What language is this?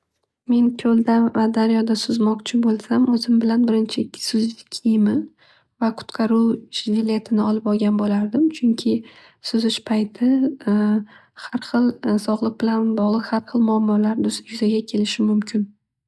Uzbek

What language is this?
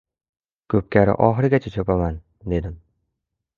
Uzbek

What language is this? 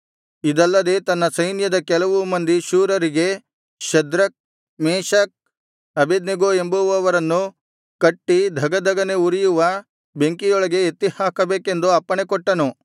Kannada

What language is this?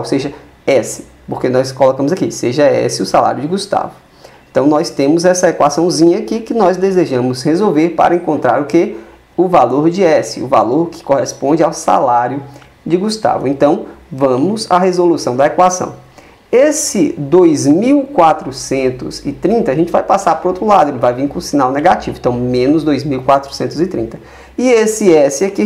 Portuguese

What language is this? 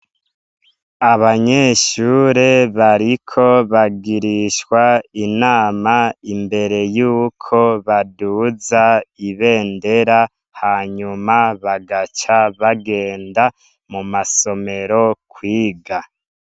Rundi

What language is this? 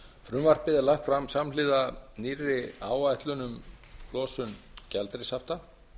Icelandic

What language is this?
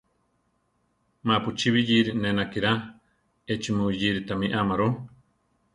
Central Tarahumara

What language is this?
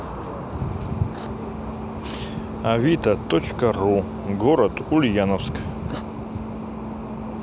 Russian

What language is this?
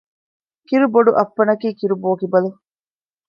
Divehi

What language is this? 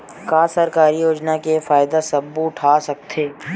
Chhattisgarhi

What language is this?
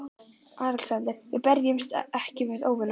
Icelandic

